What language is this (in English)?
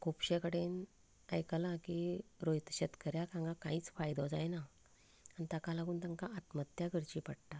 Konkani